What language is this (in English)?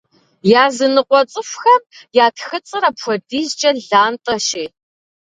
Kabardian